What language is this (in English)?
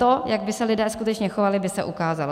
Czech